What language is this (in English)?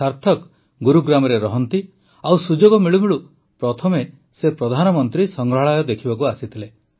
Odia